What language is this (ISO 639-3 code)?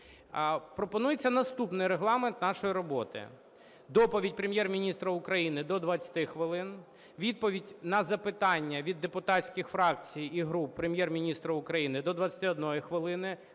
ukr